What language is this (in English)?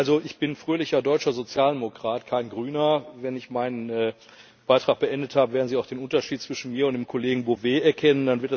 German